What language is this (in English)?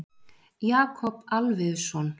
Icelandic